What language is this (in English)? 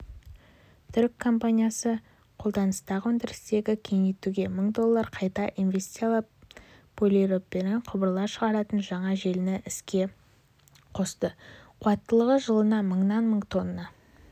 Kazakh